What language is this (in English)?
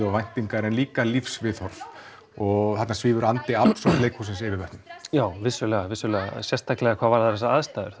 Icelandic